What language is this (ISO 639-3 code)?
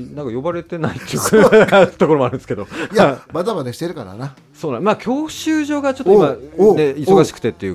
jpn